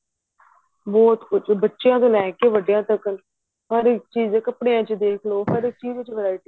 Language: Punjabi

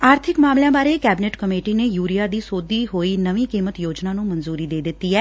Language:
Punjabi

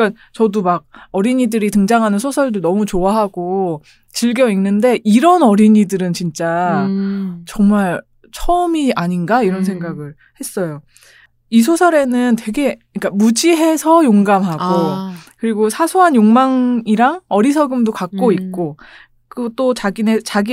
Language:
Korean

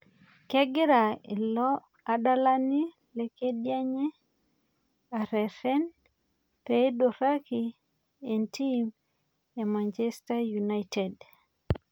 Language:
Masai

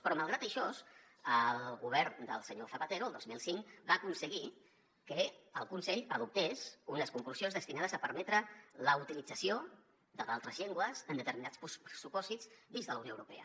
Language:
Catalan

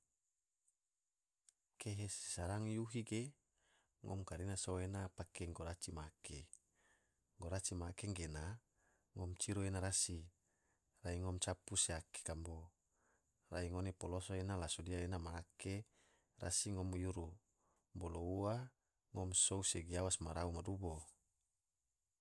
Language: Tidore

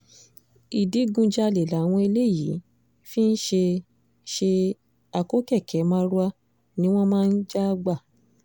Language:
Yoruba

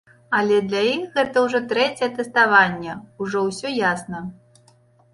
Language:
Belarusian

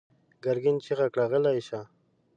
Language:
Pashto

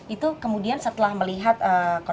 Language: Indonesian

